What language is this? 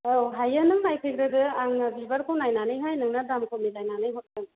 Bodo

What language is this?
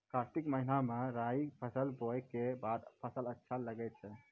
Maithili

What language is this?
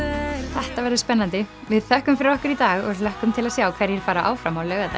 Icelandic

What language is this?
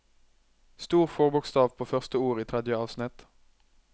Norwegian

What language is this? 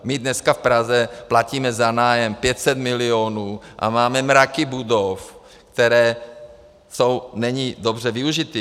Czech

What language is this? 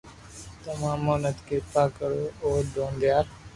Loarki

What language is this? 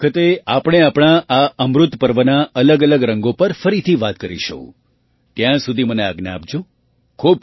Gujarati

